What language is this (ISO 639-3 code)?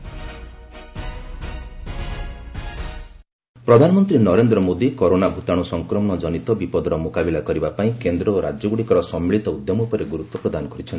ori